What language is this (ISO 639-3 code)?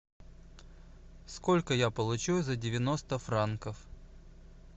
rus